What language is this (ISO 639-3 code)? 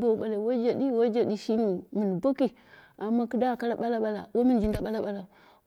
kna